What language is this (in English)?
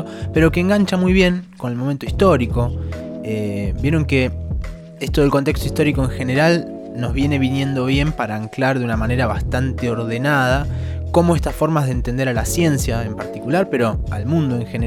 Spanish